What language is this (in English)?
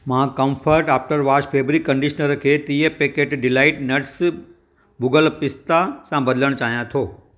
Sindhi